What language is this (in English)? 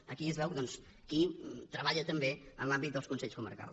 Catalan